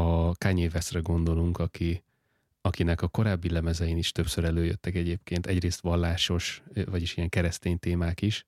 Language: Hungarian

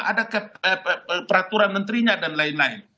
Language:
Indonesian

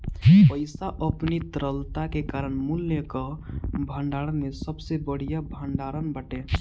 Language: Bhojpuri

